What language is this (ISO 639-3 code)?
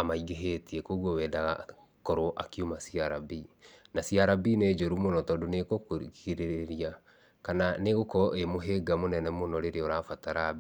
kik